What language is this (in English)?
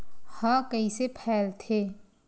Chhattisgarhi